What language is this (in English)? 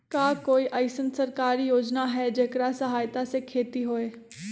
Magahi